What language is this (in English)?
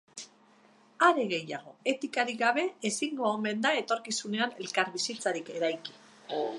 Basque